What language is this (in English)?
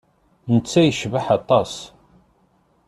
Kabyle